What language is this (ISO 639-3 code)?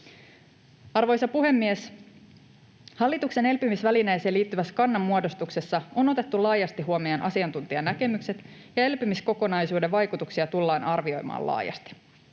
fin